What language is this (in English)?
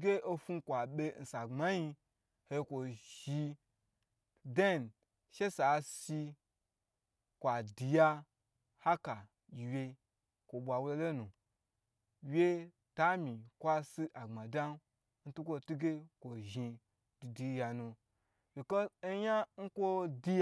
Gbagyi